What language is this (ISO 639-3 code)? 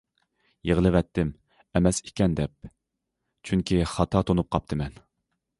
uig